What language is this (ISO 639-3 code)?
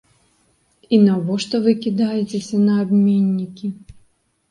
bel